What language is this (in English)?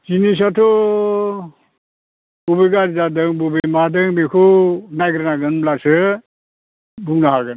Bodo